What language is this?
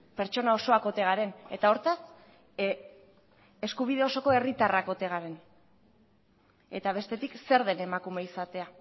Basque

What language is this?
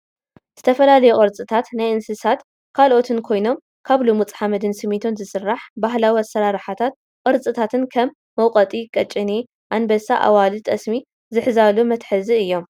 Tigrinya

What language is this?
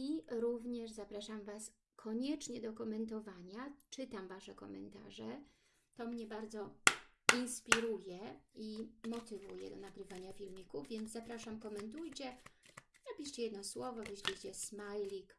Polish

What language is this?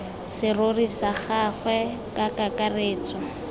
Tswana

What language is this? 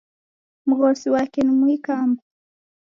Taita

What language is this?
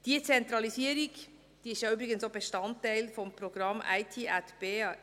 Swiss German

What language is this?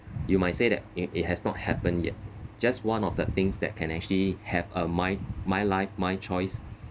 English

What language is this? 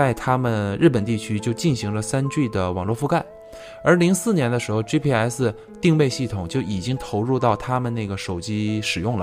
Chinese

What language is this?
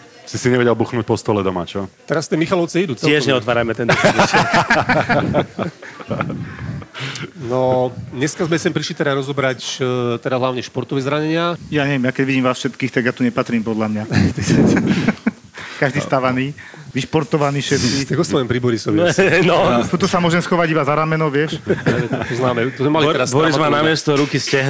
Slovak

